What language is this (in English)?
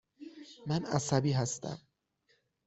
Persian